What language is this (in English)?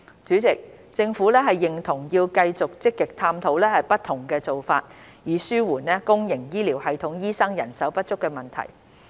Cantonese